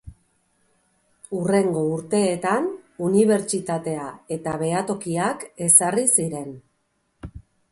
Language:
Basque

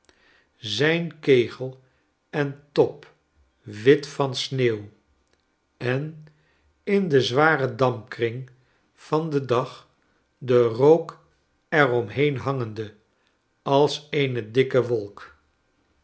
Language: Dutch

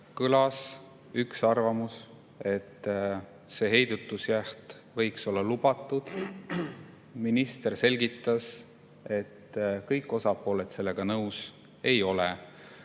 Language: Estonian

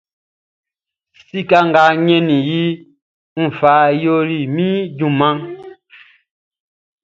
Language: Baoulé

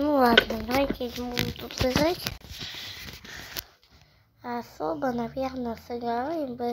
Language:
Russian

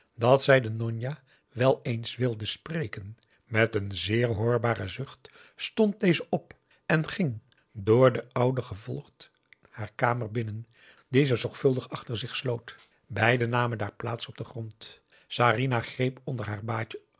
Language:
Dutch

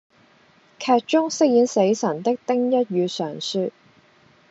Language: Cantonese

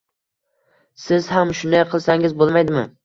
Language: Uzbek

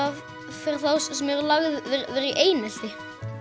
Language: Icelandic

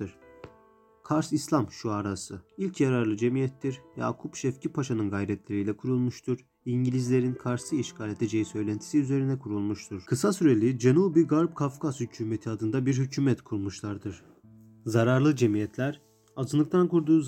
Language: Turkish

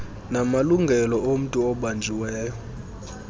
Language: Xhosa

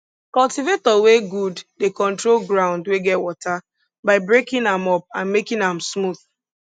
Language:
Nigerian Pidgin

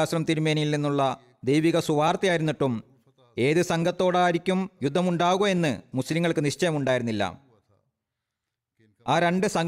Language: Malayalam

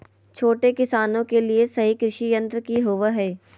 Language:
Magahi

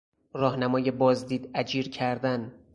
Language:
Persian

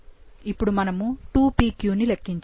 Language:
Telugu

